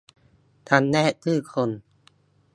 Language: Thai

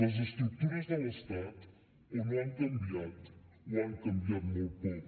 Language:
Catalan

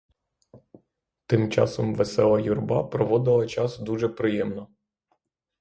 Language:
Ukrainian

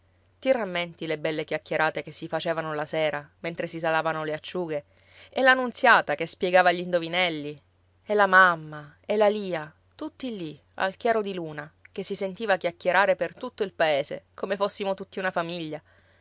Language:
Italian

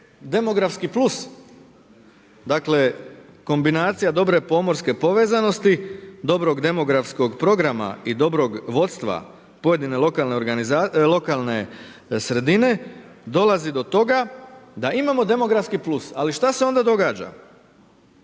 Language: Croatian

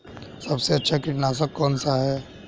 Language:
Hindi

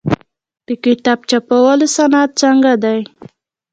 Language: Pashto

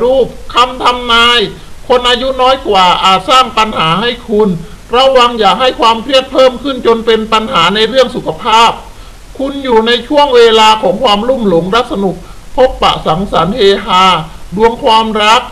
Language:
Thai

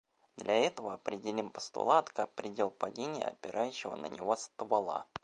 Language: Russian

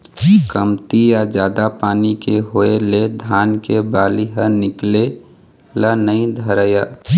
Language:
Chhattisgarhi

